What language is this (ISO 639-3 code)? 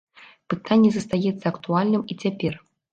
bel